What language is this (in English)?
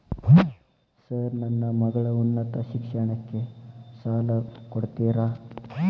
Kannada